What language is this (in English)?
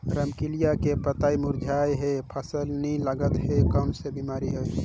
Chhattisgarhi